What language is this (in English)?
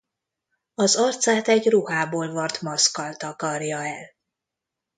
Hungarian